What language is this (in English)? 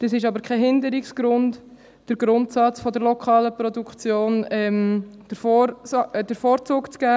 Swiss German